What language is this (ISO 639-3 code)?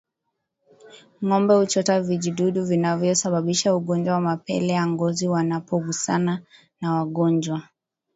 swa